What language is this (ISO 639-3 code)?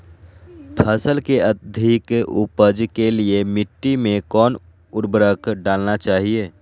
mag